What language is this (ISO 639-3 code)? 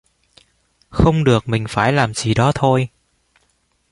vie